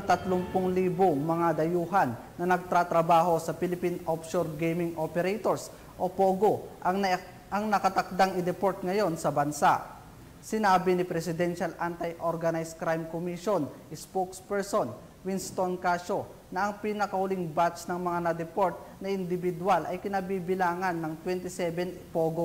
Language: Filipino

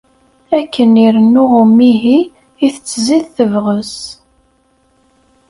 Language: Kabyle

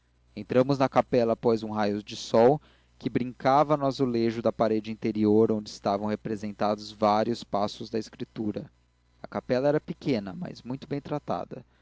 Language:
Portuguese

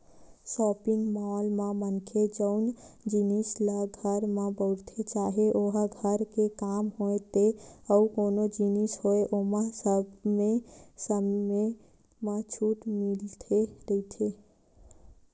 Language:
Chhattisgarhi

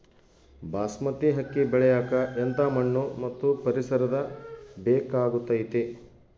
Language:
Kannada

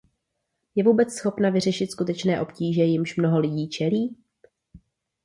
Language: Czech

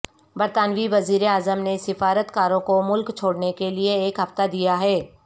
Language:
Urdu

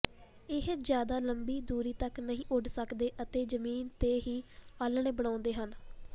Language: Punjabi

